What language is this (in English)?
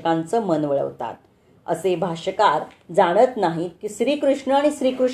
Marathi